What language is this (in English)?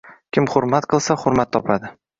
Uzbek